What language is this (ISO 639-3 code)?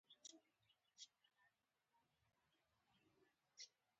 pus